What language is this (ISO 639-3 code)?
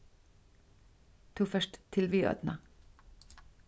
fao